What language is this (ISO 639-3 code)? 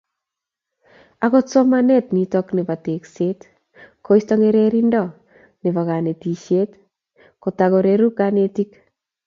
kln